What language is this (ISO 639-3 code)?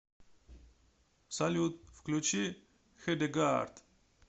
rus